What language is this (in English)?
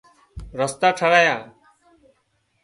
Wadiyara Koli